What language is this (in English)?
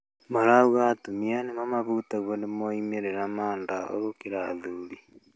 Kikuyu